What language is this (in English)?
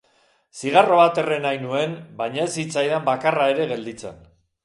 Basque